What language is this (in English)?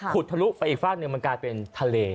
Thai